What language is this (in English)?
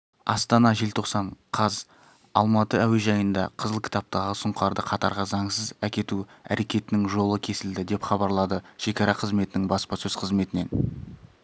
Kazakh